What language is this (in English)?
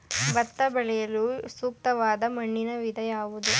Kannada